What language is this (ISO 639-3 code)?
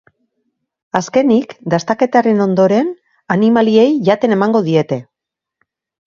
eus